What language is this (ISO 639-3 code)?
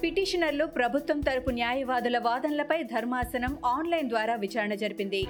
tel